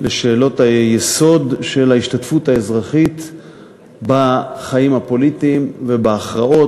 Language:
Hebrew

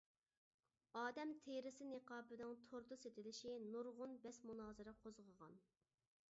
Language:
Uyghur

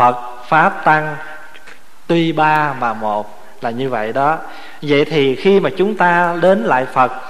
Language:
Vietnamese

